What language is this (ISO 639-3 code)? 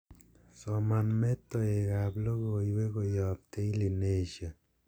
kln